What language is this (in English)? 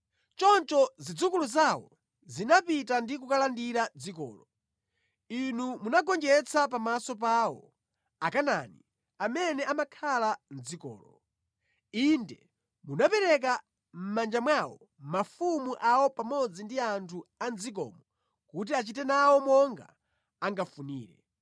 Nyanja